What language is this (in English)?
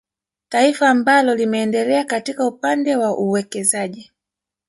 Swahili